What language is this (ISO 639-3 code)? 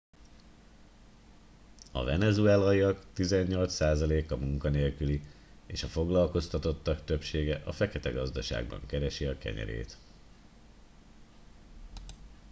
hun